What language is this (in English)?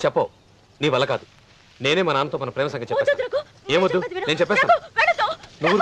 Telugu